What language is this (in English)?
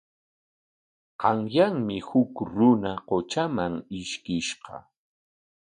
Corongo Ancash Quechua